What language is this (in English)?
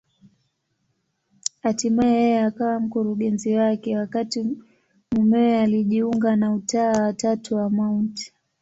Swahili